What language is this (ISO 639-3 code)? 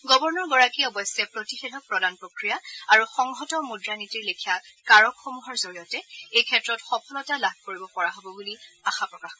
asm